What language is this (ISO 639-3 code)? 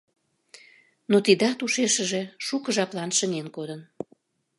chm